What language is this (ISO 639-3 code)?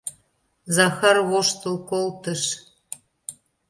chm